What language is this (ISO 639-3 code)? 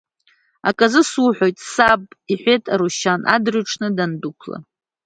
abk